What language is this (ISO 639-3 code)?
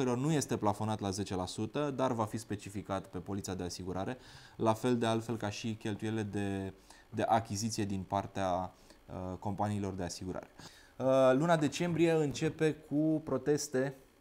ron